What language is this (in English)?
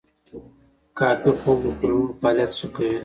Pashto